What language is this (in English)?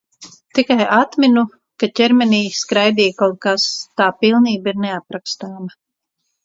Latvian